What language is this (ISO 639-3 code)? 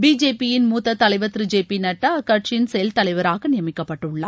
tam